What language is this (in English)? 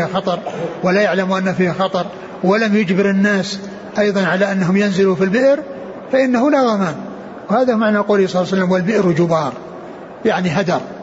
Arabic